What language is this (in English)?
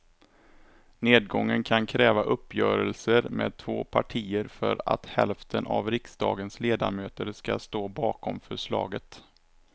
Swedish